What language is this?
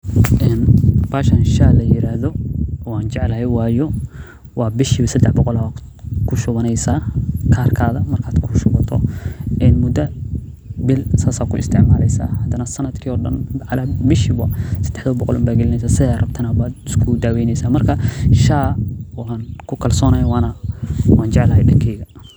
Somali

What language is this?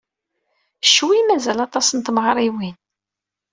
Kabyle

